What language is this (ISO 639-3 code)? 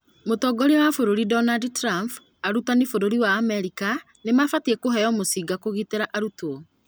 kik